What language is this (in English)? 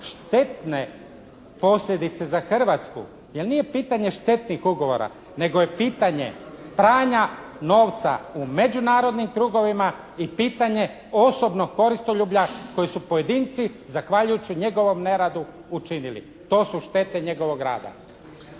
Croatian